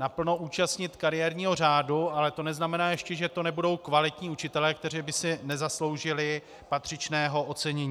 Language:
Czech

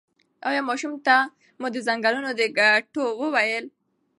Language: Pashto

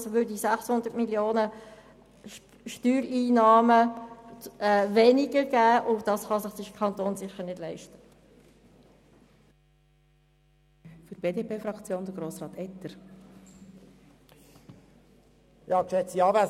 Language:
Swiss German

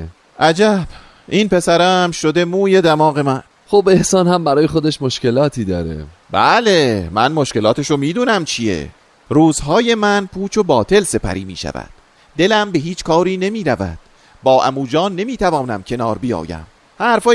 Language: Persian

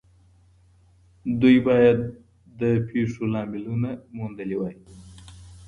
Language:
Pashto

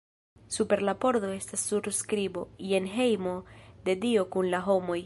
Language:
Esperanto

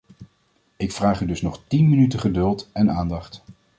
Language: Dutch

